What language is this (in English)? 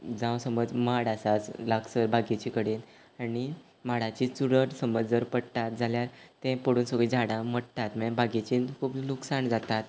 Konkani